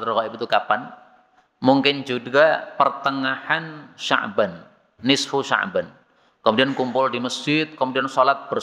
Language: Indonesian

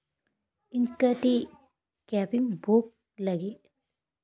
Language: Santali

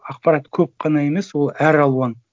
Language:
Kazakh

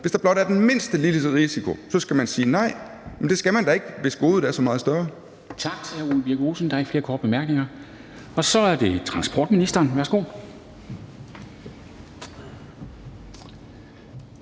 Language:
Danish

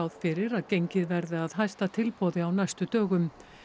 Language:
Icelandic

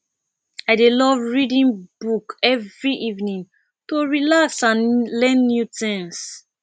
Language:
Nigerian Pidgin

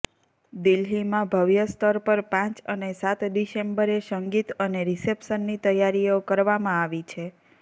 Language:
Gujarati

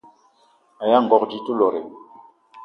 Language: Eton (Cameroon)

